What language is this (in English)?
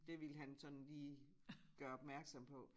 Danish